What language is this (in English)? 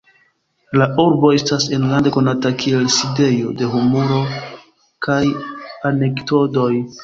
Esperanto